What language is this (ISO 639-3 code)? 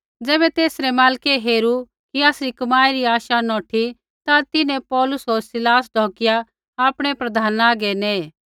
kfx